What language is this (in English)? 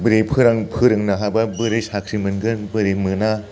Bodo